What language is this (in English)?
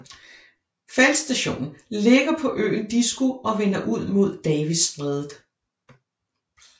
Danish